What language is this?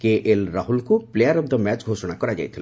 Odia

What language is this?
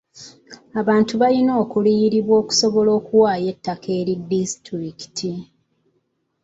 Ganda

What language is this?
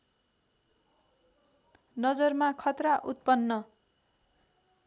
Nepali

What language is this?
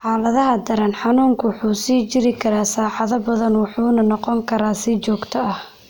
Somali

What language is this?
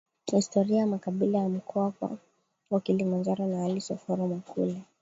Swahili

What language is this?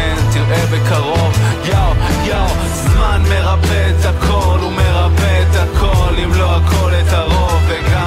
Hebrew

